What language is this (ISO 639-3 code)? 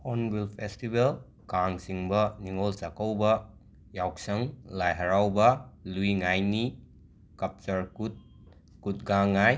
mni